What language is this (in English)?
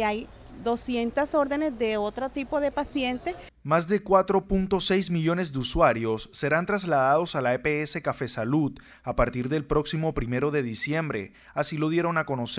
Spanish